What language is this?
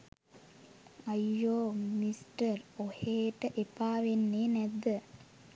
Sinhala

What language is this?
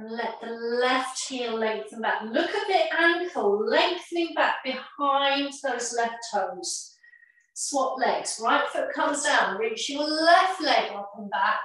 English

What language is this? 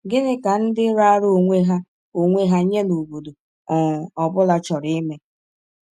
Igbo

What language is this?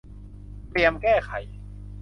Thai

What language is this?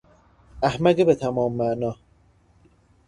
Persian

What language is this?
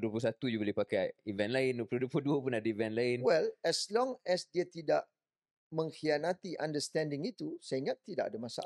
Malay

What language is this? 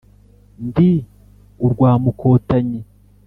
Kinyarwanda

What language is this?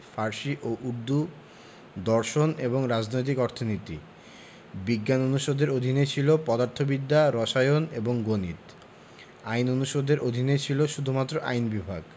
Bangla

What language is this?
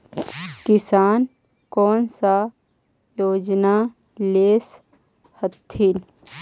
Magahi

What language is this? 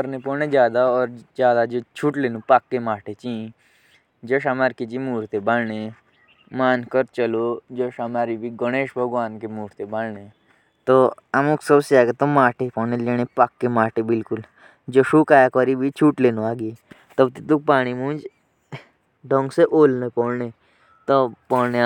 Jaunsari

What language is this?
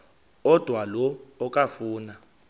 Xhosa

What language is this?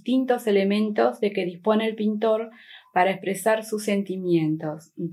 Spanish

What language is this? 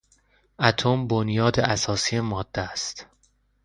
Persian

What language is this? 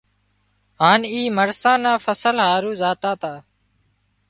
Wadiyara Koli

